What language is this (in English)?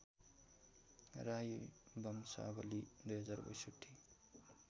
Nepali